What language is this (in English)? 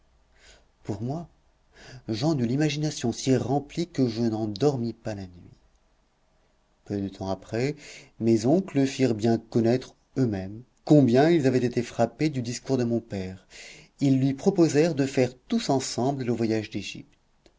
French